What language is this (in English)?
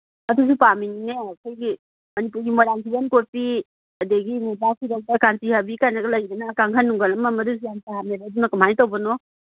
Manipuri